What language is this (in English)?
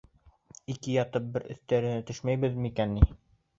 Bashkir